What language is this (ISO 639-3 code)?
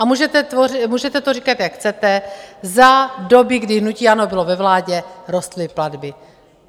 ces